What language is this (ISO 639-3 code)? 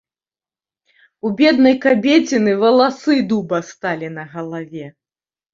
bel